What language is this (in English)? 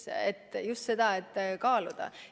Estonian